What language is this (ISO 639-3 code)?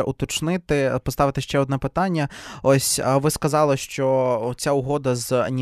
ukr